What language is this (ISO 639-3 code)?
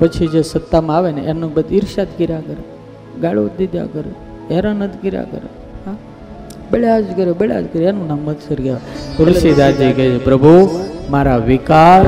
guj